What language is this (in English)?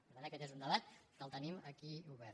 Catalan